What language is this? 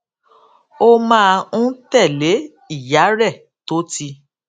Yoruba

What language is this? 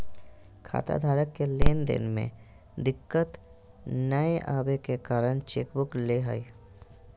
Magahi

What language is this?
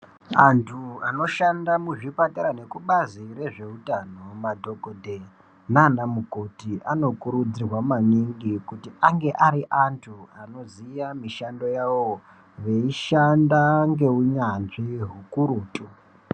Ndau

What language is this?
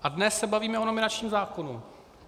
Czech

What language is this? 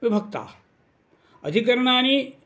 Sanskrit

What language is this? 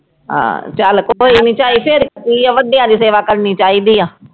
Punjabi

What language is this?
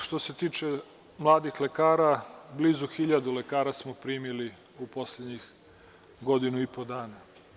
Serbian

